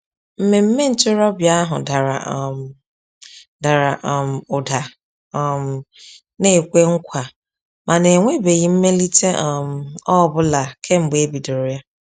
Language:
Igbo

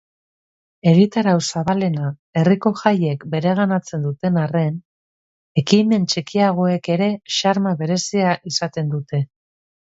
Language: Basque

